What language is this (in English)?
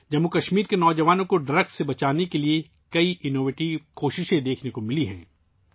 Urdu